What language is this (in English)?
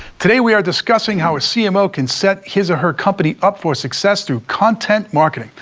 English